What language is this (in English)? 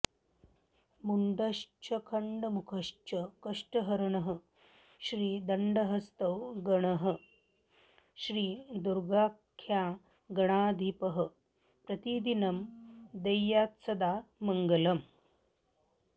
Sanskrit